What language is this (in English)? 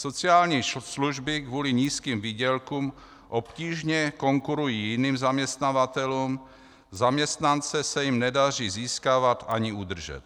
Czech